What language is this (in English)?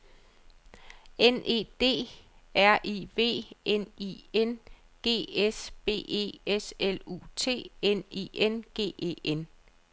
Danish